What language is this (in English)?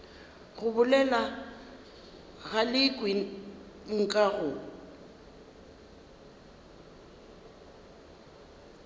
Northern Sotho